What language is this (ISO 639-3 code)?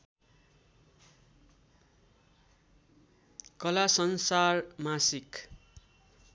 nep